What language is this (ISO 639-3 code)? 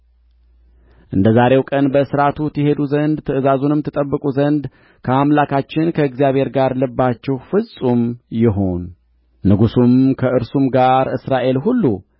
amh